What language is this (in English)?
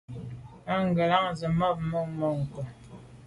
Medumba